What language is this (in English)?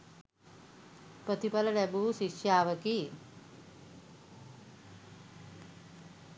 Sinhala